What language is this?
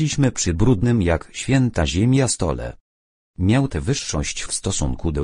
Polish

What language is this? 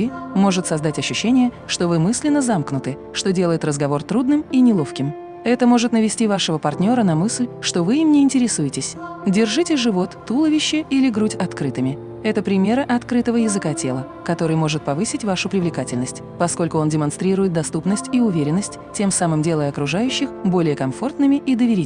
Russian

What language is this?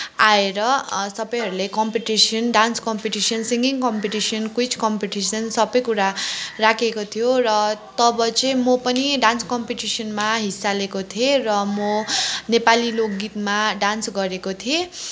Nepali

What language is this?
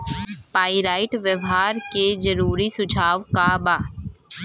Bhojpuri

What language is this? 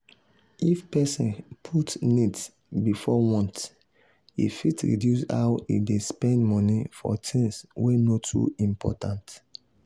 Nigerian Pidgin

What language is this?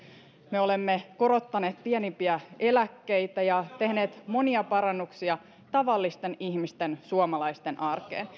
Finnish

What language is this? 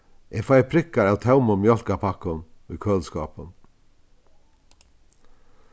Faroese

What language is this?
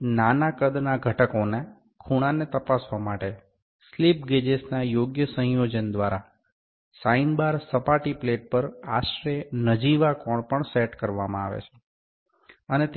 Gujarati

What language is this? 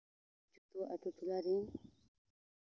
Santali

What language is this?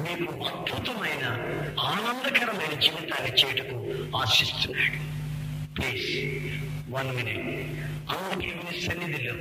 Telugu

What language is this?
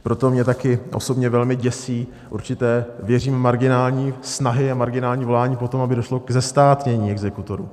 Czech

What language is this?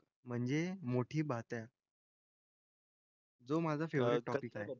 Marathi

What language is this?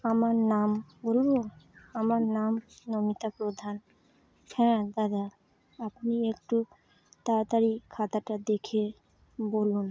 Bangla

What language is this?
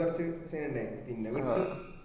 Malayalam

